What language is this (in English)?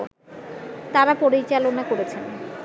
Bangla